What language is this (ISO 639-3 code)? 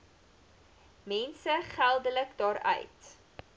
afr